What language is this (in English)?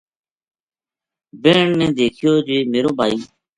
Gujari